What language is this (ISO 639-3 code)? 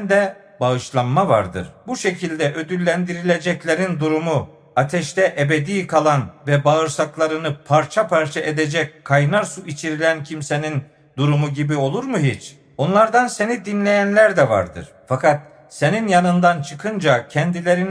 tur